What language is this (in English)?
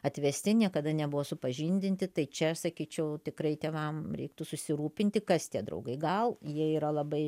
Lithuanian